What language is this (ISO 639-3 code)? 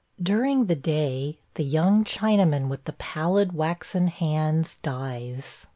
eng